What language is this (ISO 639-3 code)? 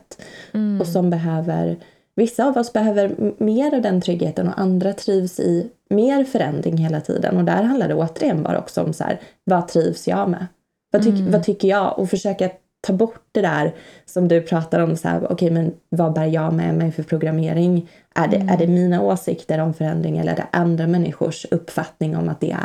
swe